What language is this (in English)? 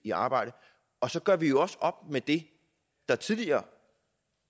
Danish